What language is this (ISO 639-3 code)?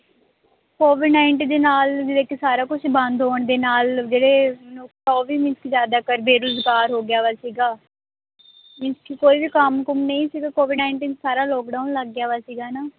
pan